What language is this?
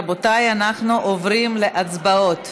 Hebrew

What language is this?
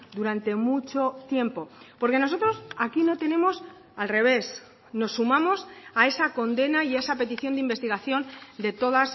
Spanish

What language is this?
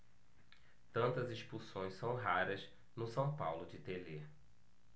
Portuguese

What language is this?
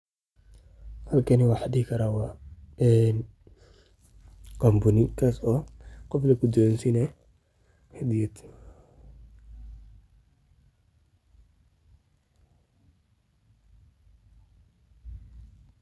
Somali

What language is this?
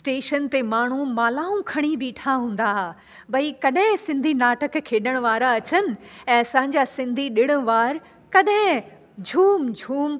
Sindhi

